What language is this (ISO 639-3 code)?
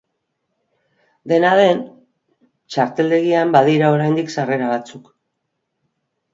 eus